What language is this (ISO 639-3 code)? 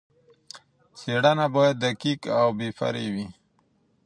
pus